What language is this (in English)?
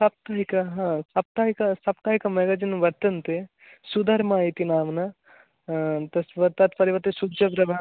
Sanskrit